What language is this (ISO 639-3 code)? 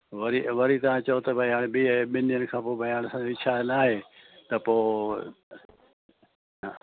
snd